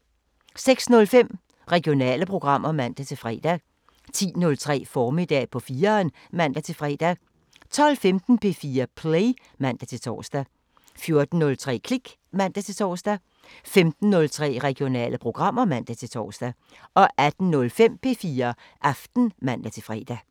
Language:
Danish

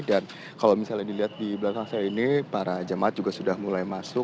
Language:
Indonesian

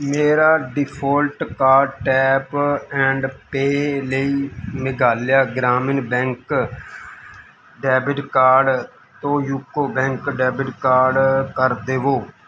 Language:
Punjabi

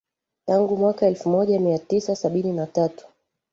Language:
Swahili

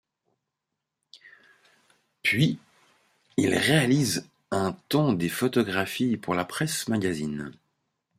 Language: French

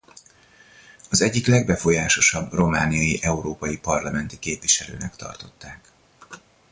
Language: Hungarian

